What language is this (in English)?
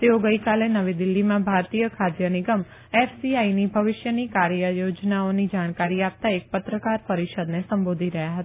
Gujarati